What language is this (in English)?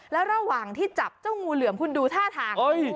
Thai